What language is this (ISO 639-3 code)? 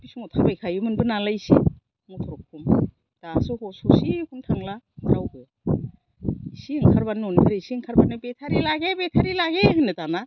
brx